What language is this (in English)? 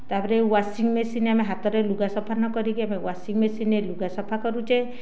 Odia